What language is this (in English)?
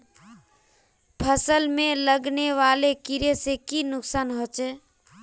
Magahi